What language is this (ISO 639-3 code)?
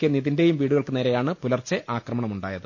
mal